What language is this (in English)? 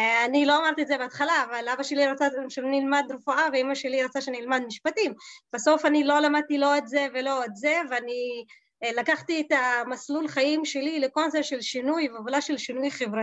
Hebrew